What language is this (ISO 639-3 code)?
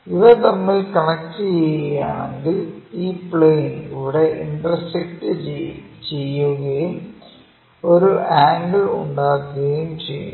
mal